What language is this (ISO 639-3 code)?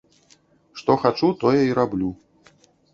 bel